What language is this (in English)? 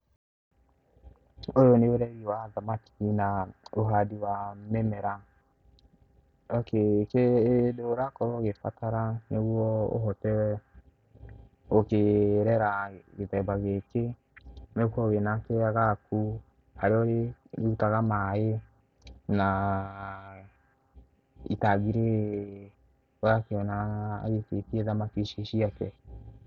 Kikuyu